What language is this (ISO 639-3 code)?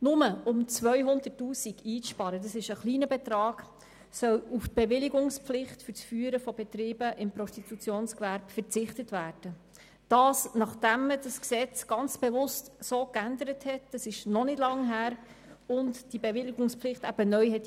gsw